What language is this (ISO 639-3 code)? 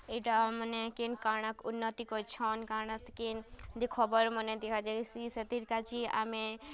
ori